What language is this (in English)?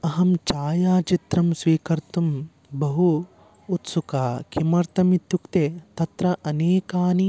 Sanskrit